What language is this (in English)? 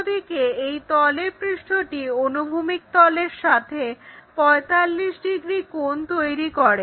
Bangla